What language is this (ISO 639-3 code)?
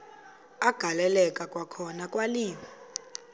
xho